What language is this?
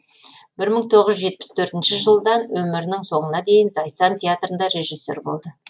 Kazakh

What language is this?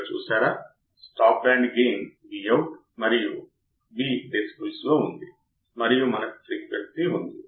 Telugu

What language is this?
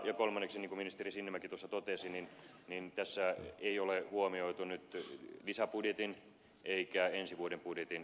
Finnish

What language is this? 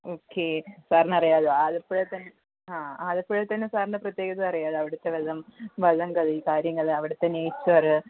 Malayalam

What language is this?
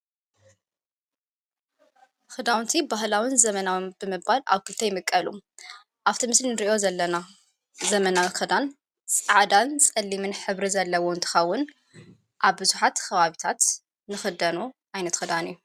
Tigrinya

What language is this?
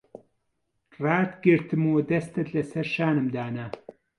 Central Kurdish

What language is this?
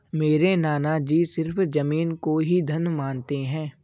Hindi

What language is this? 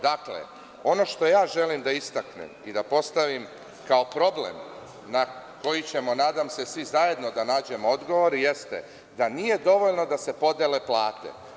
Serbian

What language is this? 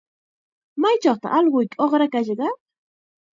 Chiquián Ancash Quechua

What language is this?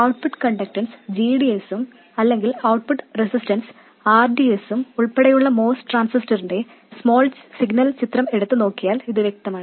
Malayalam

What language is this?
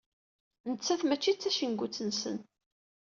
Kabyle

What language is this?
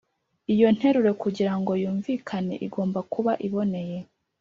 Kinyarwanda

